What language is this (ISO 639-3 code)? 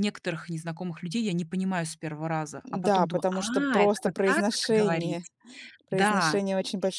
rus